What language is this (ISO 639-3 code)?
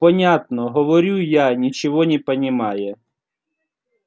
rus